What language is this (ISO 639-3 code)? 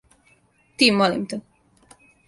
srp